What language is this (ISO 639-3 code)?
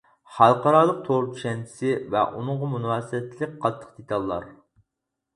uig